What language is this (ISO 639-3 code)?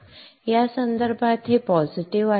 mar